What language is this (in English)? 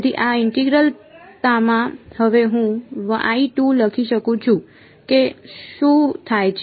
Gujarati